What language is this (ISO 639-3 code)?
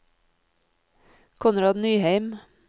nor